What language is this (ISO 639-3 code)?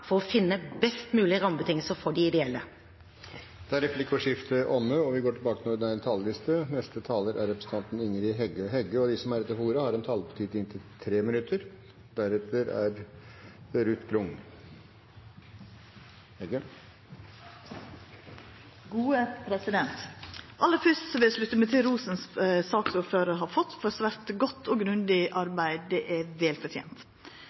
nor